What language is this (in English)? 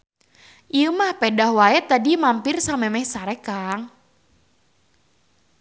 Sundanese